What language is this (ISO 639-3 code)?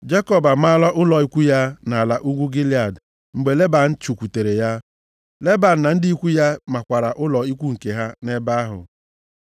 ibo